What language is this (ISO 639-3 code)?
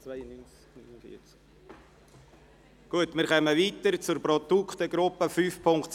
gsw